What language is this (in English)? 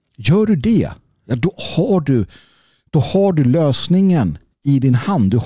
Swedish